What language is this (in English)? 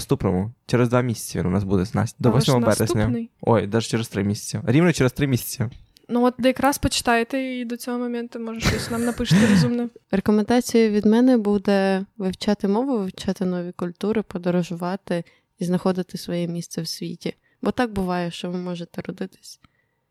Ukrainian